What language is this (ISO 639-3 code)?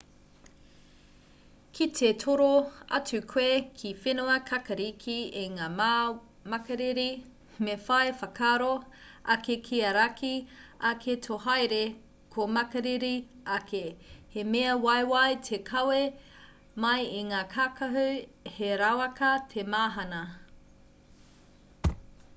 mri